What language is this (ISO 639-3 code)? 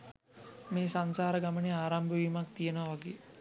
sin